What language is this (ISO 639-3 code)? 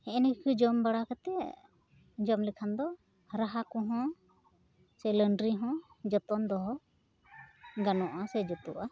sat